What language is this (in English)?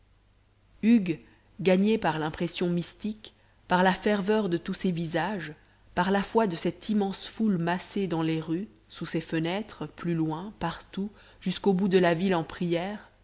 French